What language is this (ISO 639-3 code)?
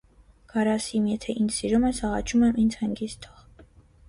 hye